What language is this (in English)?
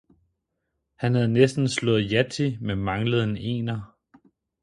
Danish